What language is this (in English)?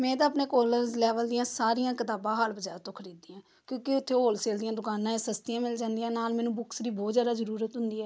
Punjabi